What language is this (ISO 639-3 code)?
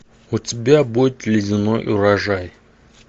rus